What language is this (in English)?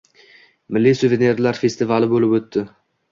Uzbek